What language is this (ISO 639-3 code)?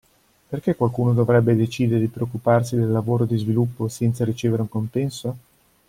ita